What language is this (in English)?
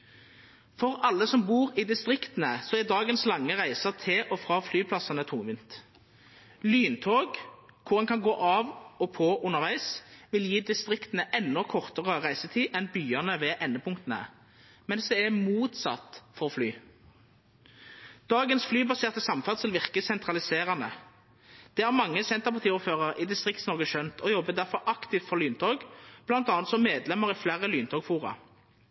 Norwegian Nynorsk